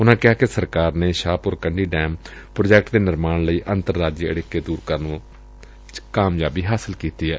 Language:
Punjabi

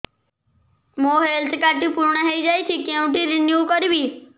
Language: Odia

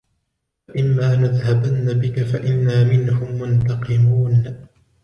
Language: Arabic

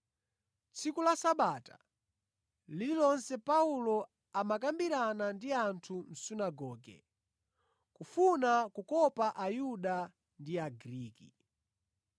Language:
Nyanja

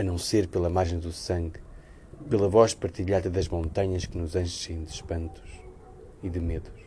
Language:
Portuguese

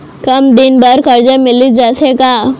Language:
Chhattisgarhi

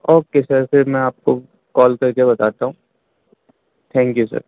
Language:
Urdu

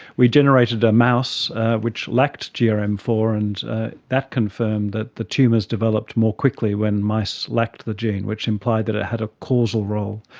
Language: English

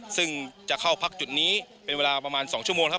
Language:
Thai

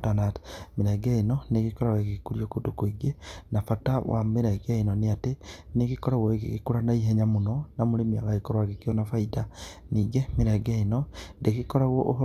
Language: Kikuyu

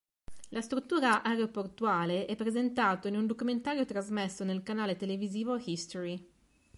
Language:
Italian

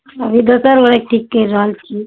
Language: Maithili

